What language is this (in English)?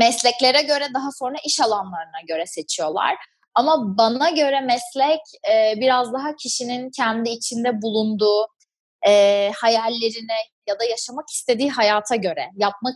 Turkish